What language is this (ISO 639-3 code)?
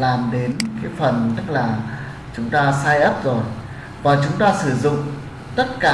vie